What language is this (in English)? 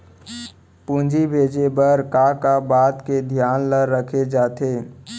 Chhattisgarhi